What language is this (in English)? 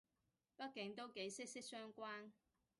Cantonese